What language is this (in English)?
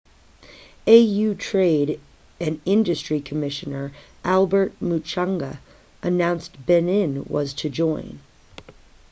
English